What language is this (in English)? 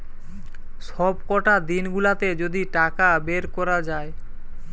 Bangla